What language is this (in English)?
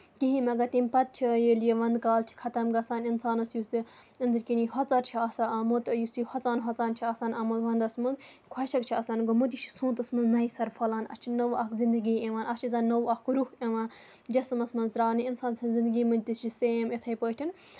Kashmiri